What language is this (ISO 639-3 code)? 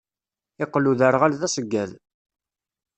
kab